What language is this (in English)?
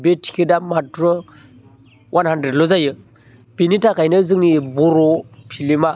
Bodo